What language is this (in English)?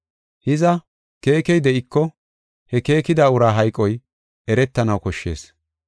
Gofa